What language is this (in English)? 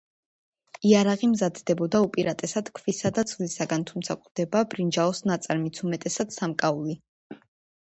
Georgian